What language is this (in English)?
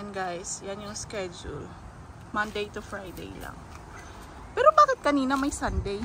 Filipino